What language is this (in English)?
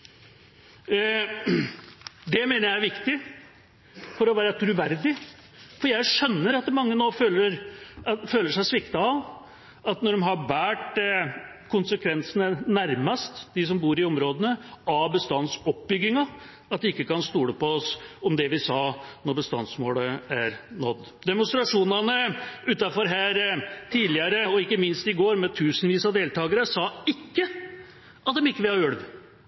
Norwegian Bokmål